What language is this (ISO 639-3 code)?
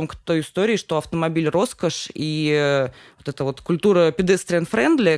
rus